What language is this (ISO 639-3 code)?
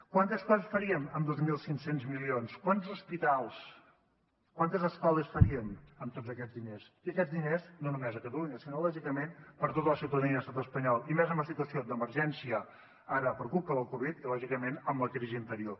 cat